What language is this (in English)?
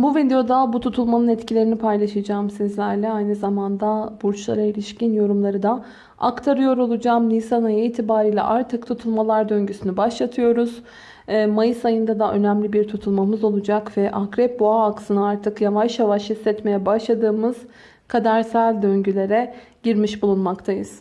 Turkish